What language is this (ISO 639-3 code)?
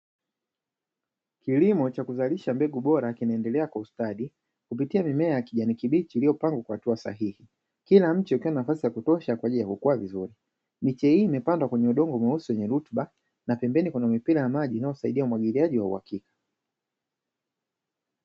swa